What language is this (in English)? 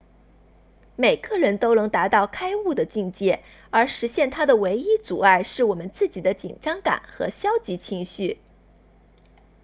Chinese